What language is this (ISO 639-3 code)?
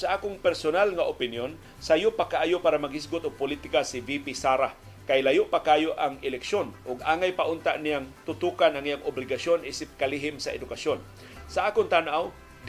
fil